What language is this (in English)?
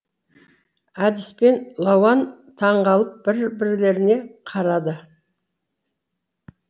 Kazakh